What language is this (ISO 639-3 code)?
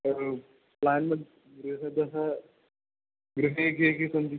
san